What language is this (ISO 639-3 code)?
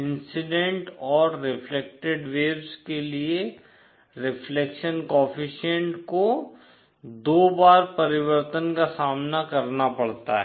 hin